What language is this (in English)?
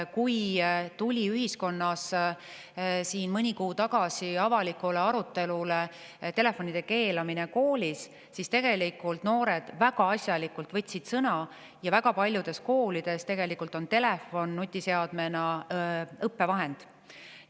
Estonian